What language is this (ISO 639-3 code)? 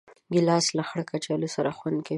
pus